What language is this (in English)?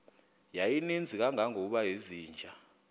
Xhosa